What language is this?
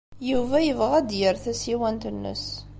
Kabyle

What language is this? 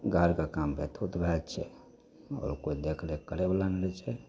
Maithili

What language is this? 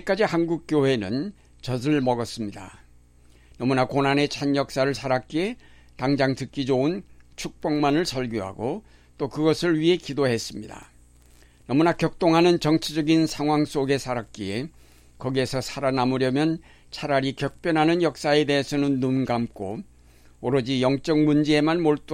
Korean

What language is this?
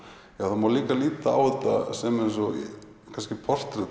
Icelandic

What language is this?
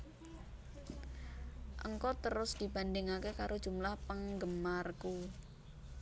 Javanese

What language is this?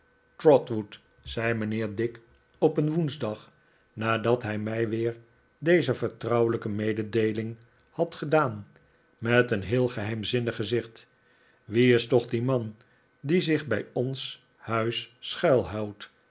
Dutch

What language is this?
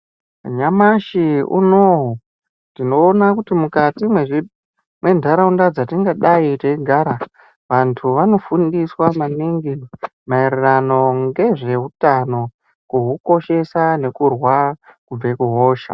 Ndau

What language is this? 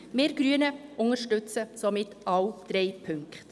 Swiss German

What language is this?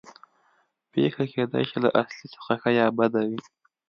Pashto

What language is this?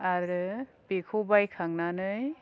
Bodo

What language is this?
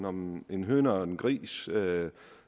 Danish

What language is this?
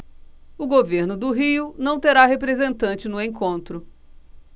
Portuguese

